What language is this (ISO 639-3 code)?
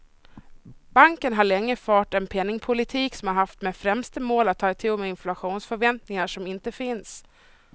swe